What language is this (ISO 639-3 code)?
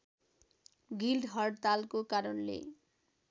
nep